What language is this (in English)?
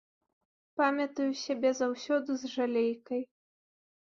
Belarusian